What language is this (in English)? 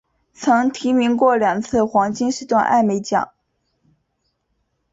Chinese